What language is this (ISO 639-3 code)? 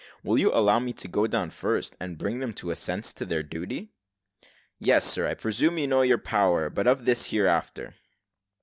eng